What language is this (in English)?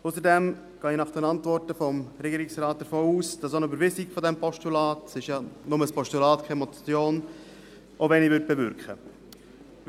Swiss German